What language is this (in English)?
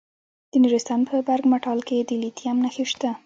Pashto